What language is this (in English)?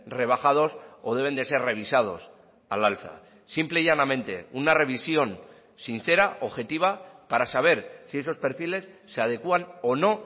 Spanish